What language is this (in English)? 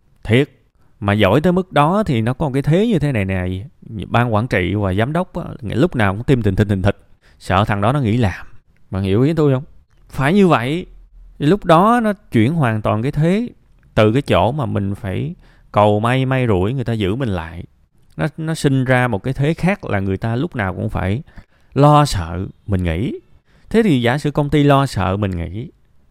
Vietnamese